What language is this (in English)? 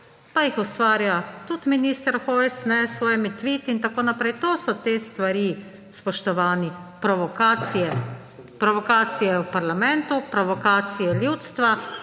Slovenian